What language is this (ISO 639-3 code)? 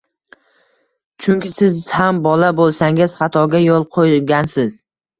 uzb